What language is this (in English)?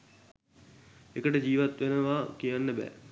Sinhala